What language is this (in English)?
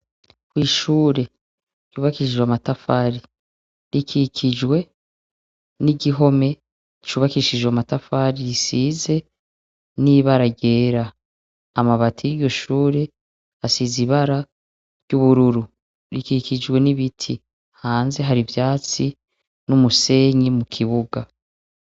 Rundi